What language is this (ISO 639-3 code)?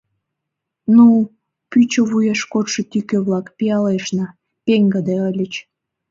chm